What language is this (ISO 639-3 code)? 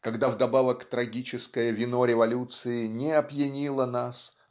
rus